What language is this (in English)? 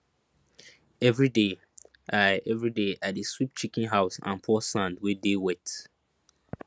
Nigerian Pidgin